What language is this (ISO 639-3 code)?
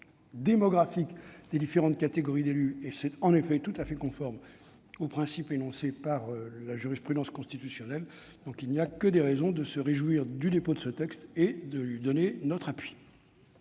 fra